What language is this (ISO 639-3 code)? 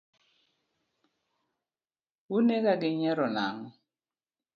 luo